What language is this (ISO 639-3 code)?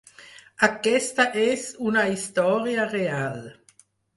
cat